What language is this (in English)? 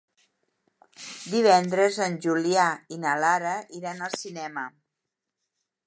Catalan